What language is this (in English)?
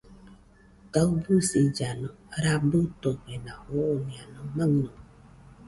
Nüpode Huitoto